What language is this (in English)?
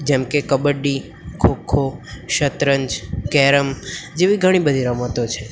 Gujarati